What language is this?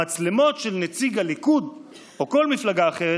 Hebrew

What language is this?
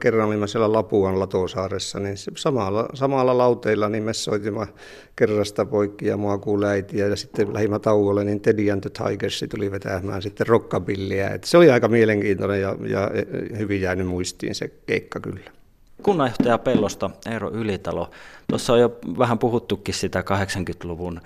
Finnish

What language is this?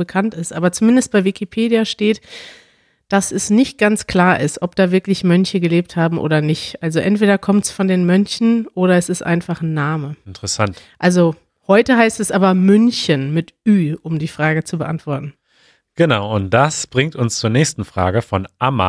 German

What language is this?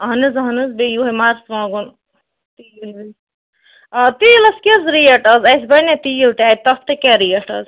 Kashmiri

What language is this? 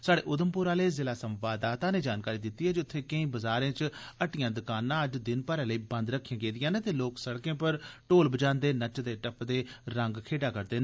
Dogri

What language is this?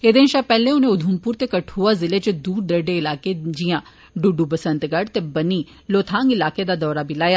Dogri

